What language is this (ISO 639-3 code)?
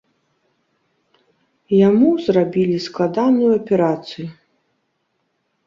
bel